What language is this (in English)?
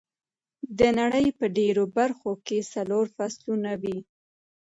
Pashto